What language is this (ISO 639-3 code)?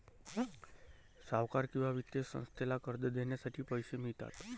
mar